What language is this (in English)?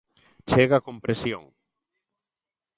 Galician